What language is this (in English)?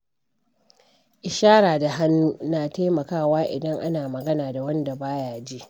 Hausa